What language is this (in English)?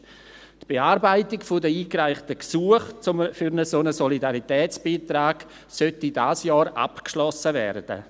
Swiss German